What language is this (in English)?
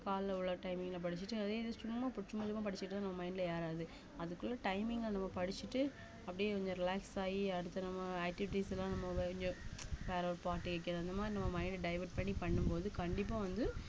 Tamil